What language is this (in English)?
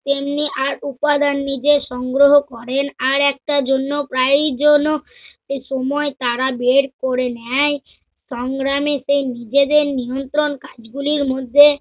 Bangla